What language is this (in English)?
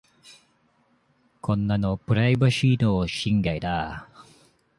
Japanese